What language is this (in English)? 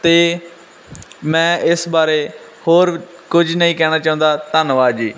Punjabi